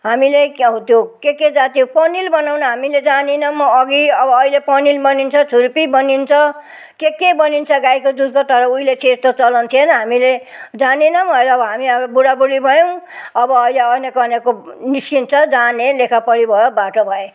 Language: Nepali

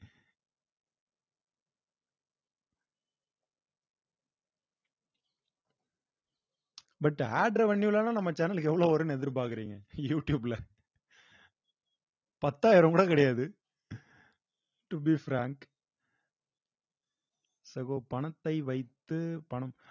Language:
Tamil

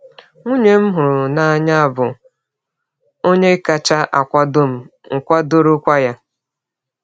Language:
Igbo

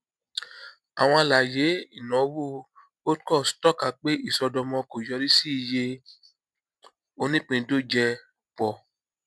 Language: Yoruba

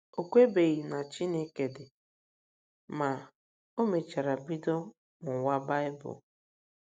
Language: Igbo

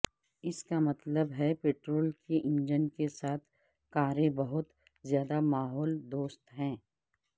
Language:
Urdu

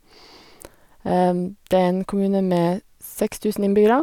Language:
Norwegian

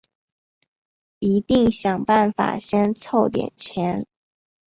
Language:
Chinese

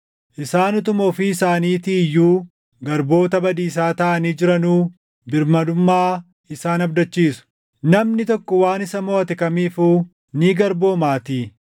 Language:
Oromo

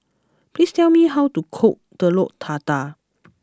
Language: English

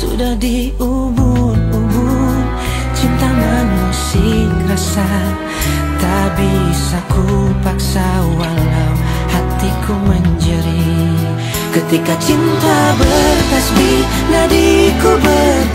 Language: Indonesian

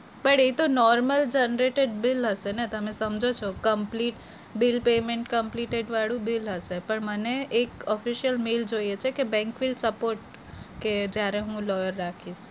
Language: Gujarati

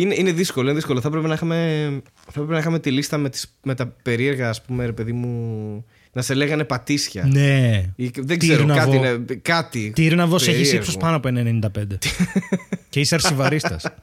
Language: Greek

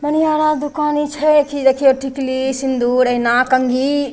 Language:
Maithili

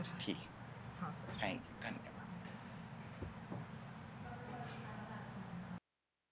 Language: Marathi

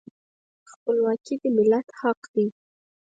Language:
Pashto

